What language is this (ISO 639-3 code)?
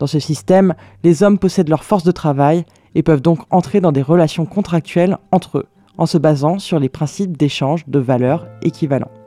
fra